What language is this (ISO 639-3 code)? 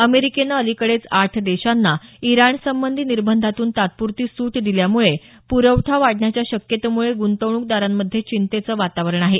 mar